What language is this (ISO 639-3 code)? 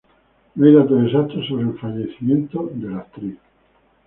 spa